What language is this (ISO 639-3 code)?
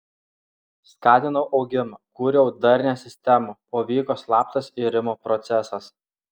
lit